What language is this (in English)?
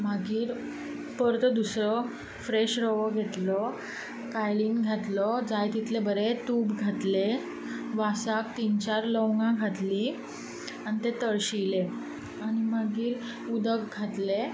Konkani